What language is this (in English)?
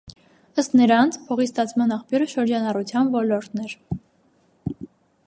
Armenian